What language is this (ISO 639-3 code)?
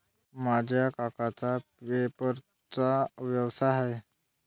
mar